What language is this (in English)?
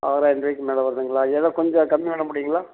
Tamil